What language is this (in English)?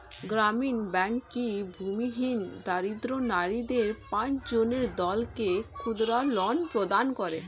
Bangla